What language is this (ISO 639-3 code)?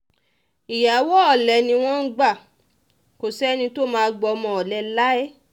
yor